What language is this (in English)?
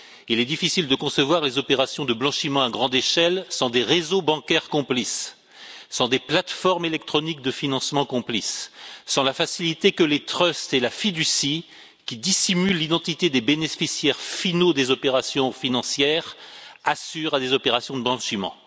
French